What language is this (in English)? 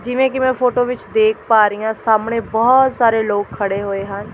Punjabi